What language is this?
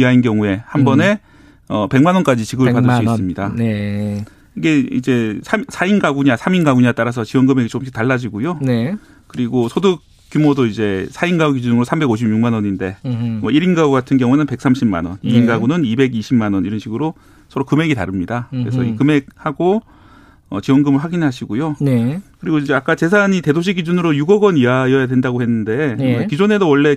Korean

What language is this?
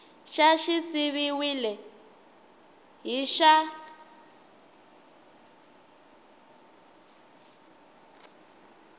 Tsonga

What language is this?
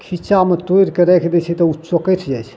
Maithili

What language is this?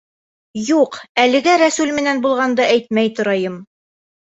Bashkir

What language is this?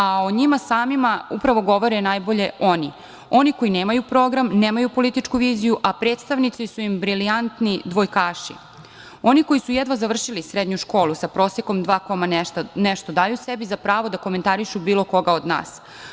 Serbian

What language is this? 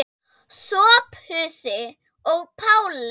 Icelandic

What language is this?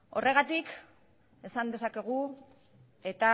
Basque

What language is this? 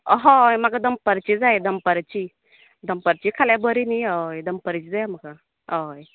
Konkani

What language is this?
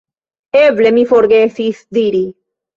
Esperanto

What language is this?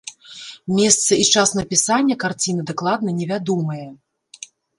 Belarusian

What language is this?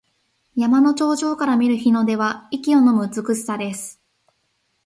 Japanese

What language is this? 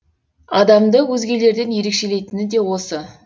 Kazakh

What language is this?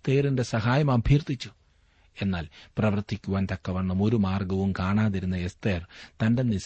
Malayalam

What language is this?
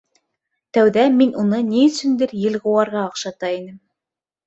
Bashkir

